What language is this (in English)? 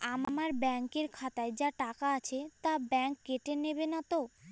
Bangla